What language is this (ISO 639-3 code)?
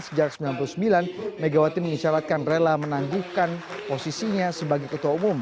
ind